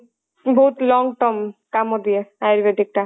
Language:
Odia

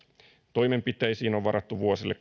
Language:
Finnish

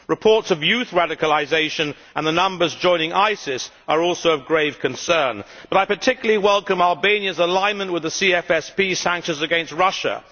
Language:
English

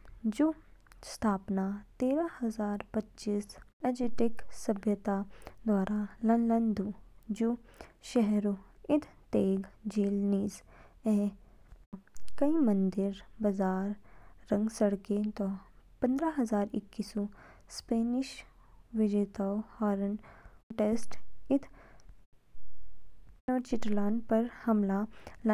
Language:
Kinnauri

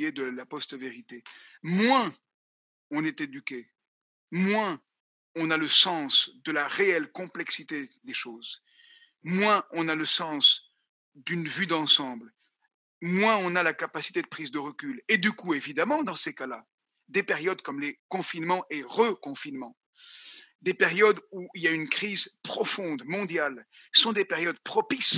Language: French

